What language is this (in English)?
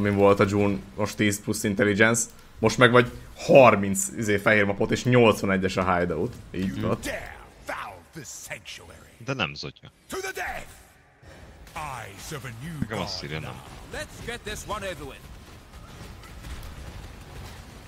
Hungarian